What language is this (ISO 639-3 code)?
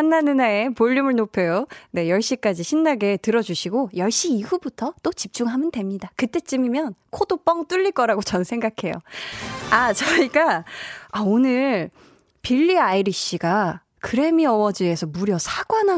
kor